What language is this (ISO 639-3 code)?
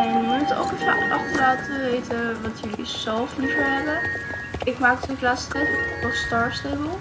nld